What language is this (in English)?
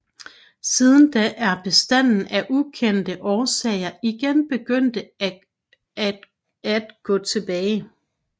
Danish